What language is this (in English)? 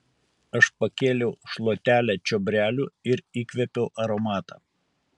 Lithuanian